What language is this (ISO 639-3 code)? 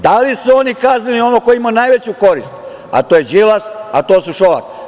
srp